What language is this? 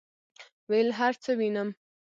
Pashto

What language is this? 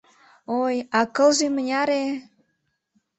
Mari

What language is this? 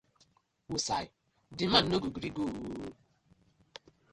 Nigerian Pidgin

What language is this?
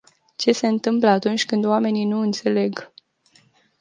Romanian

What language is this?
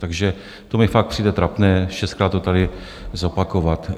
Czech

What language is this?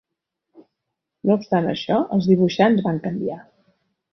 Catalan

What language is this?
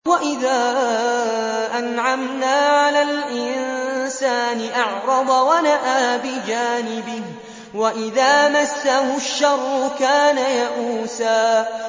Arabic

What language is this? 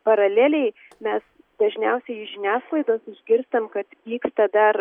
Lithuanian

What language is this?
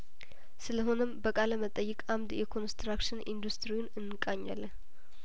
Amharic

